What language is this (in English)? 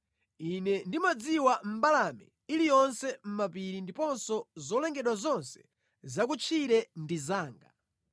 Nyanja